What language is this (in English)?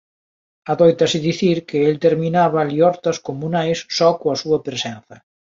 Galician